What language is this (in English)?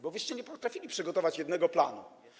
Polish